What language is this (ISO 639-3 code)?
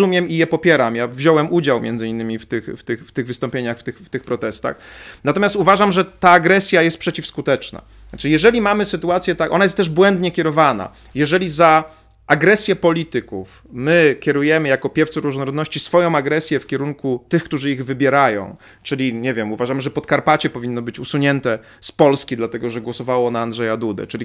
pol